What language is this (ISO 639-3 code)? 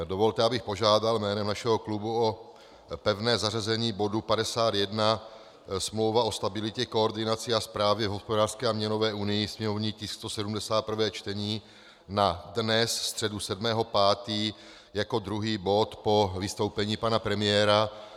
ces